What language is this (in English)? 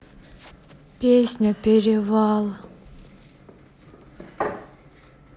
Russian